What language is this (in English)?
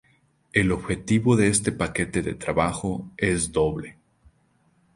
Spanish